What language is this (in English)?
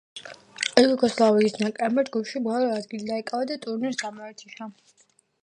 Georgian